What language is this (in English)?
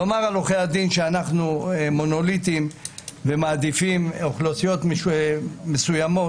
Hebrew